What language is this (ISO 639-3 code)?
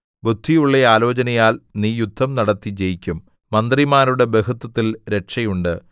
mal